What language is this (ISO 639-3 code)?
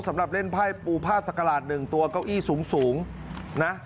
tha